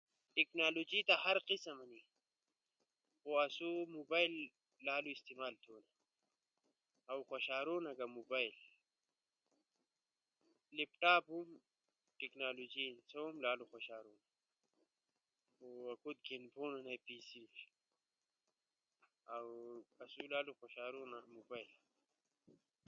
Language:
Ushojo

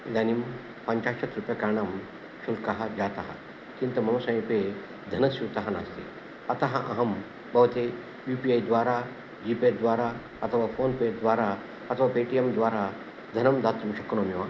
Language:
Sanskrit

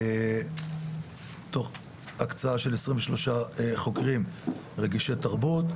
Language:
Hebrew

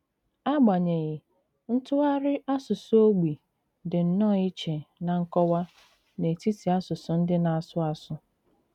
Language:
Igbo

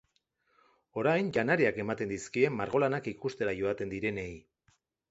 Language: Basque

